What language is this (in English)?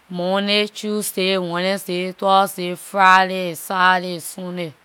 Liberian English